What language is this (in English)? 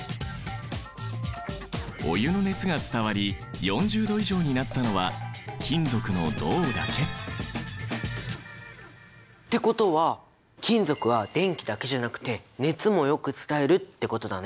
Japanese